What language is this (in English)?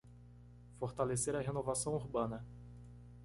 Portuguese